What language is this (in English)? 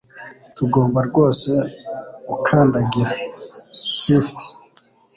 Kinyarwanda